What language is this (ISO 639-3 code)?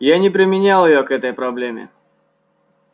rus